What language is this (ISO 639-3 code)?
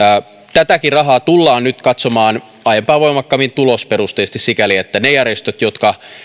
fin